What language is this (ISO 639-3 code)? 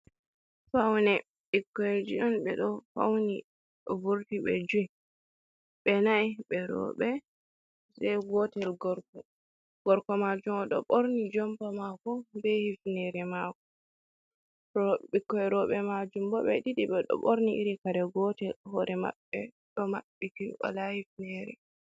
ful